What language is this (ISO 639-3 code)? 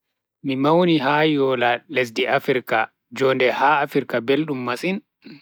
fui